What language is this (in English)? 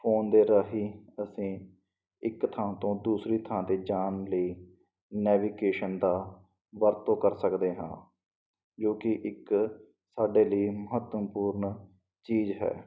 Punjabi